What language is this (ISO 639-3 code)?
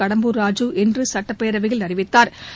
tam